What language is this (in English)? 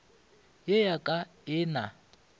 Northern Sotho